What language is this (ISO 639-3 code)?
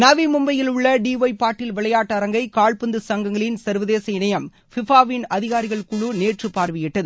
tam